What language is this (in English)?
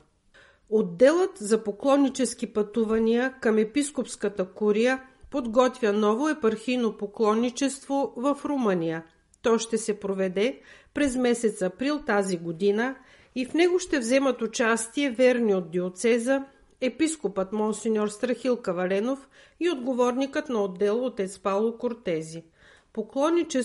Bulgarian